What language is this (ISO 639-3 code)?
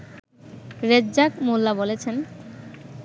ben